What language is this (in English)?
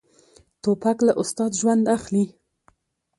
Pashto